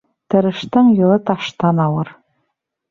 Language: Bashkir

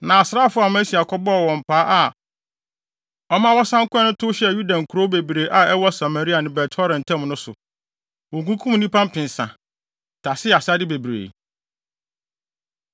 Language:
Akan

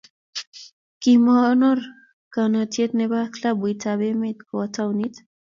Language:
Kalenjin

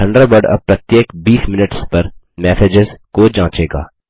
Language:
Hindi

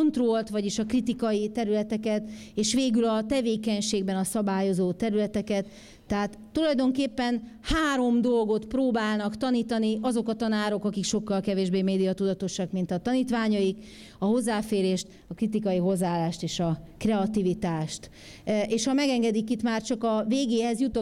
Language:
Hungarian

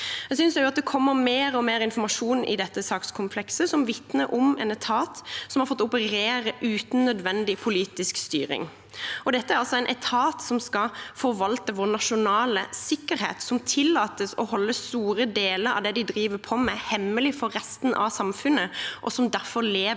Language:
Norwegian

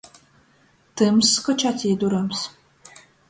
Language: Latgalian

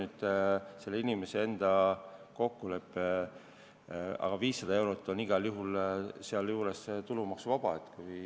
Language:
Estonian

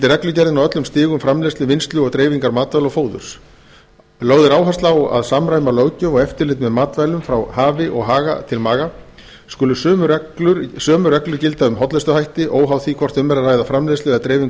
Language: Icelandic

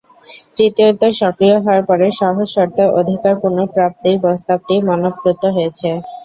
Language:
Bangla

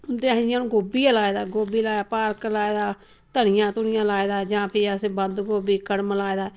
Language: Dogri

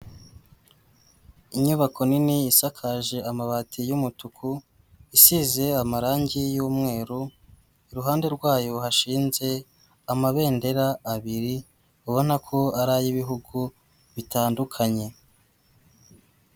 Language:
Kinyarwanda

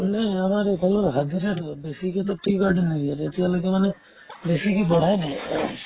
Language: Assamese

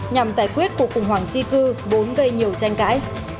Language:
Vietnamese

